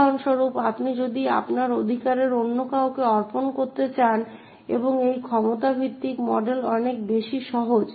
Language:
Bangla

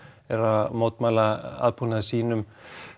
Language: Icelandic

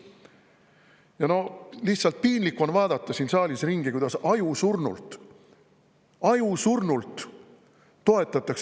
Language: Estonian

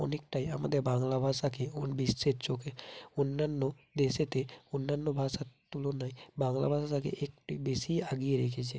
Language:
Bangla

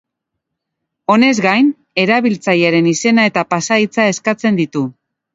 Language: Basque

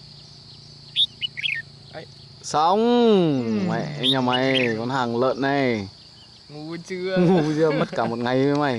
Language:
Vietnamese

